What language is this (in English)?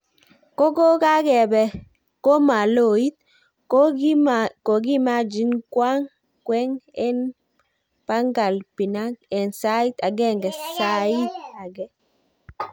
Kalenjin